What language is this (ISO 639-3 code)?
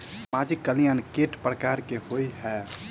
mai